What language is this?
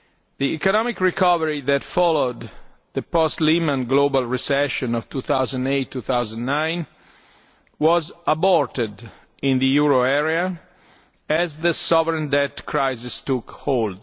English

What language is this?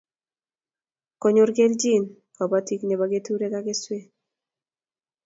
Kalenjin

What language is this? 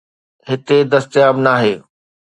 Sindhi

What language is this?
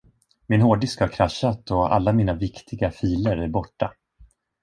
Swedish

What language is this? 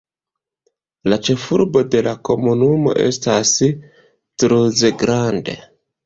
Esperanto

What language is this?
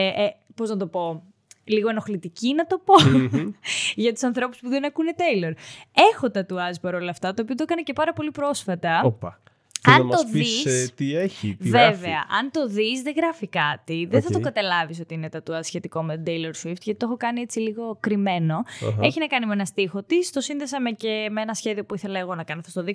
Greek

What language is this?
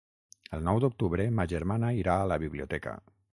Catalan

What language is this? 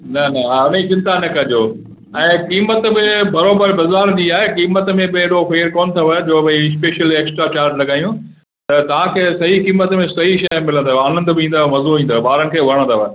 Sindhi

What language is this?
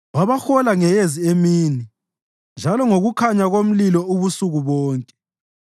North Ndebele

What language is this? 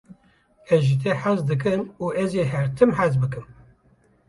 Kurdish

